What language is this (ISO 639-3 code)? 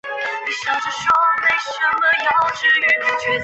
zho